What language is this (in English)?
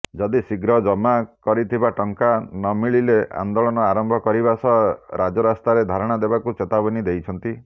Odia